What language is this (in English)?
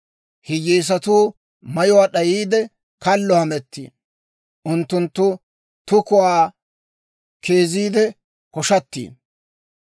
Dawro